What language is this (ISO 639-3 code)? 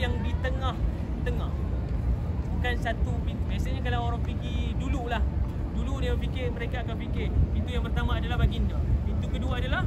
msa